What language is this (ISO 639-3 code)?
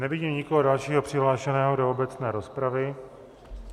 ces